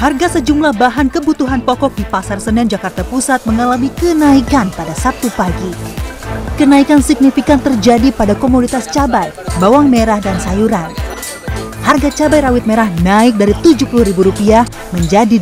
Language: Indonesian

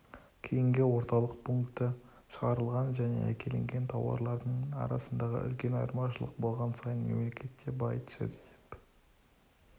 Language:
Kazakh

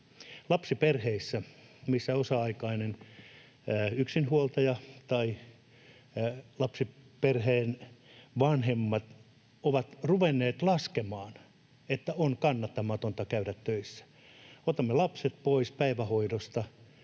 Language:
Finnish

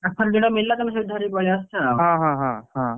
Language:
Odia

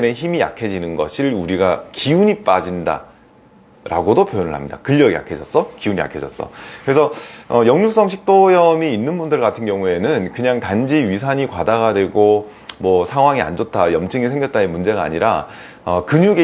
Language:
Korean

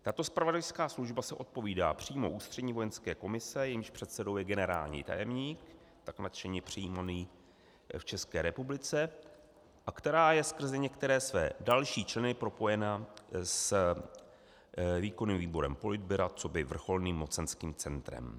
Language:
Czech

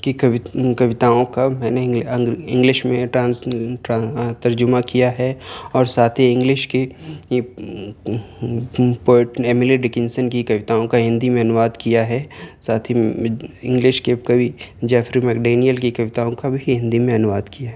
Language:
Urdu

